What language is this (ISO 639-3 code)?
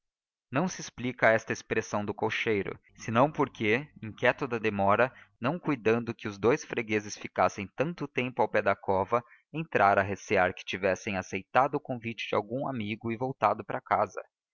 por